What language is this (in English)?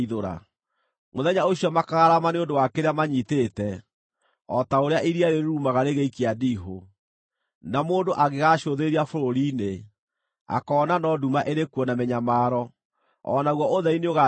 Kikuyu